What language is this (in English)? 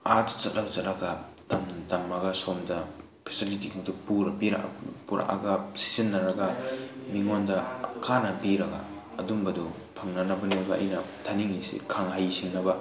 Manipuri